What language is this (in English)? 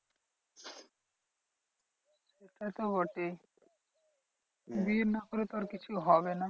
Bangla